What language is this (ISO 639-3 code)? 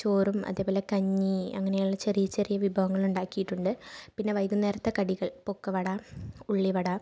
mal